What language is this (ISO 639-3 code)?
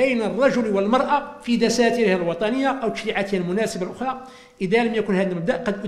ara